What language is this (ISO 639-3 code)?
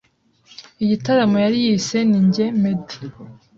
kin